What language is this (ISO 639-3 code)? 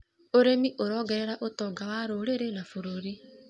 kik